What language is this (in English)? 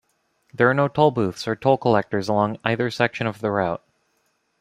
English